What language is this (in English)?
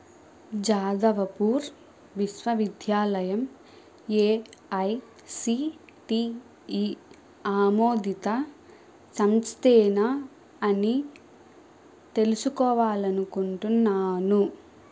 Telugu